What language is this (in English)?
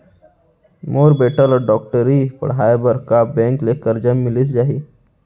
Chhattisgarhi